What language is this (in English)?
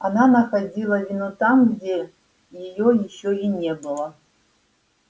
Russian